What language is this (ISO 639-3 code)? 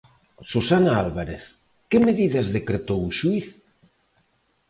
glg